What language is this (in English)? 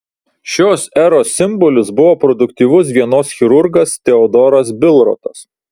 Lithuanian